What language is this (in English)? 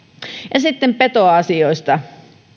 Finnish